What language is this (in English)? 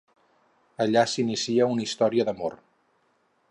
Catalan